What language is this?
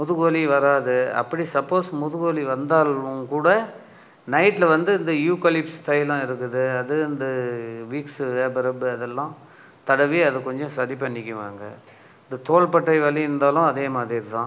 Tamil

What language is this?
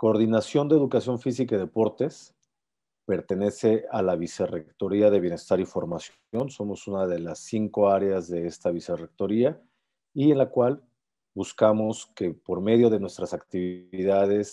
Spanish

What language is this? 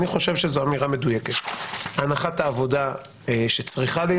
Hebrew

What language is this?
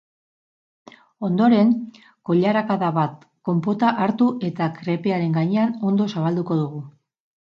Basque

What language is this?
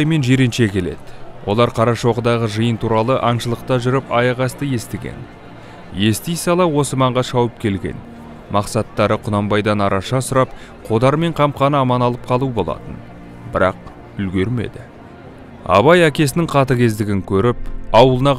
Turkish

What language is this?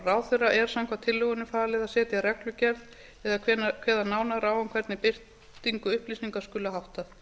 Icelandic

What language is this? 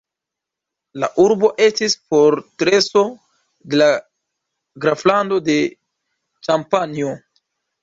Esperanto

